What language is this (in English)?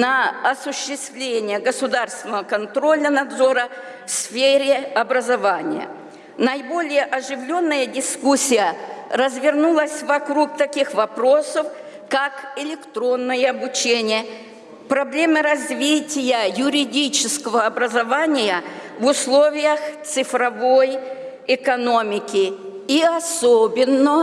Russian